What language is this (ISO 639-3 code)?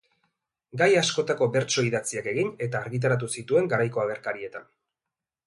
eus